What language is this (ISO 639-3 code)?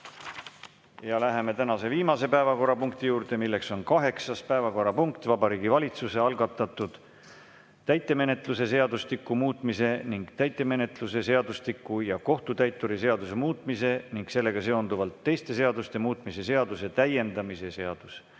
est